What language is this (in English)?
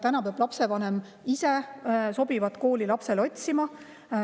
Estonian